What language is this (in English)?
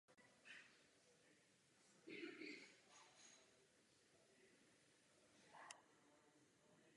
Czech